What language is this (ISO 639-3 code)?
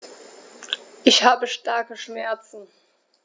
deu